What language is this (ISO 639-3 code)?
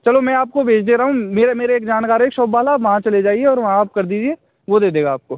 hin